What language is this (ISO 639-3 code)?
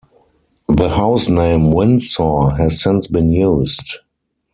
eng